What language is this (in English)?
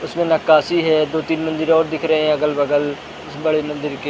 Hindi